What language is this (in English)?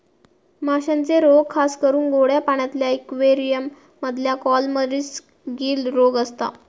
Marathi